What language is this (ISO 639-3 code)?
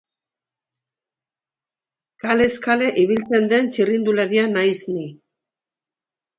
eus